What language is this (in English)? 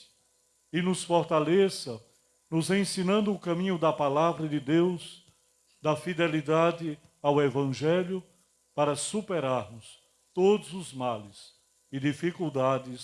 Portuguese